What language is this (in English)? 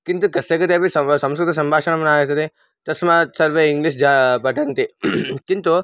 Sanskrit